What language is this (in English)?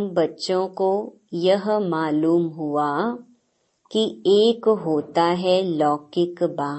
Hindi